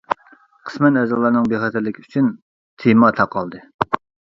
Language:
Uyghur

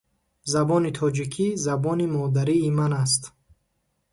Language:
Tajik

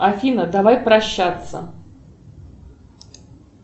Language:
Russian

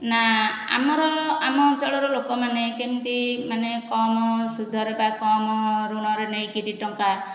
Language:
Odia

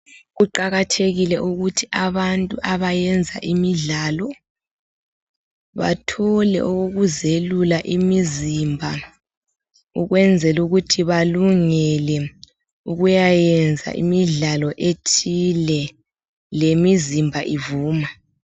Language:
North Ndebele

